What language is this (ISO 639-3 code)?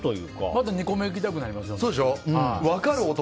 jpn